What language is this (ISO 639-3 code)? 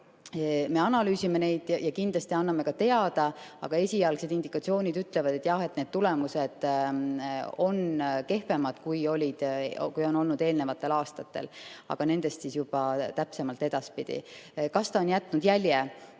est